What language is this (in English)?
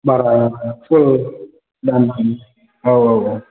Bodo